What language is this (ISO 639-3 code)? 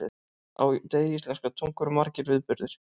isl